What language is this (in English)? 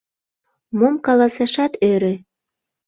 Mari